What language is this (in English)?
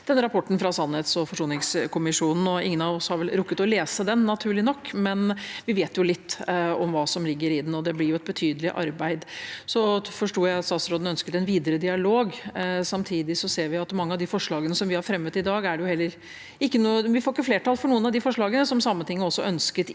Norwegian